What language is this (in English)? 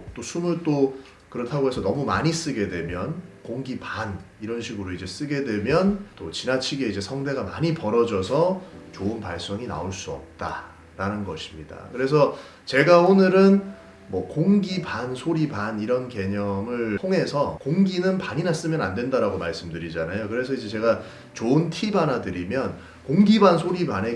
Korean